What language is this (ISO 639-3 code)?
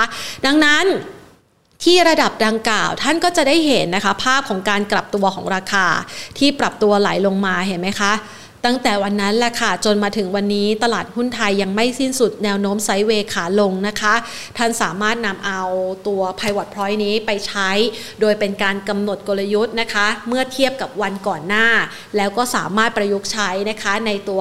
tha